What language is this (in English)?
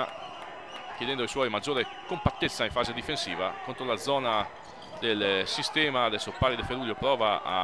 Italian